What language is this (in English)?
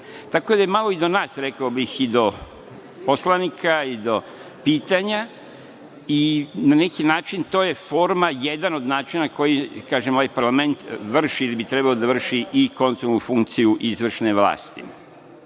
Serbian